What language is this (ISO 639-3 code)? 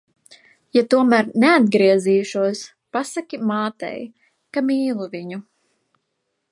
lav